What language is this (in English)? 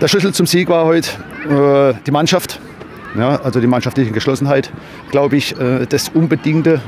German